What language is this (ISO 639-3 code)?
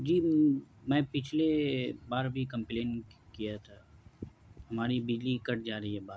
urd